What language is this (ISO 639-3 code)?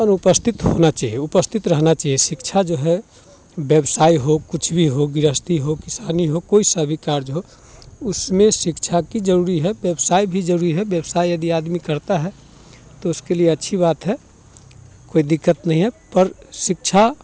hin